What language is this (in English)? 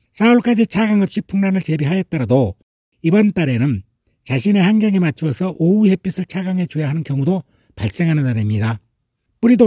Korean